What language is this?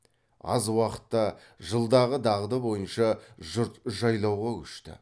Kazakh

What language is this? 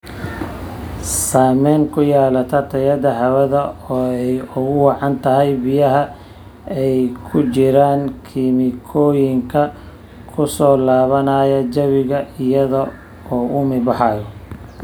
Somali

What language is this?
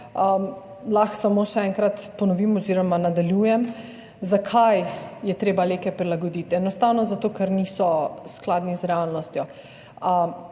Slovenian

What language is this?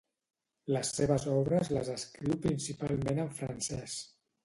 Catalan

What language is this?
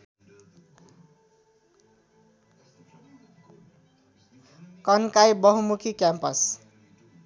Nepali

